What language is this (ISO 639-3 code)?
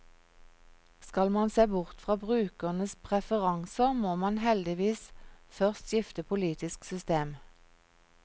nor